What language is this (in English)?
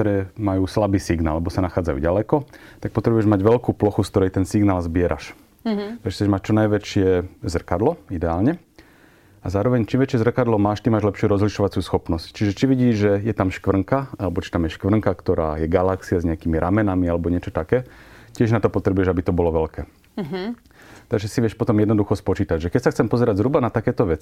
Slovak